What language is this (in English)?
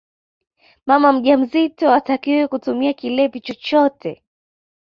Swahili